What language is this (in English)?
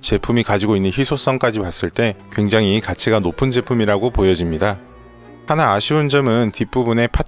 Korean